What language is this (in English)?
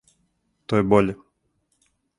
Serbian